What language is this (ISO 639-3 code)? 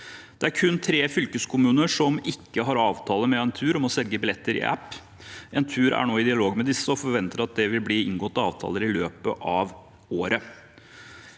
nor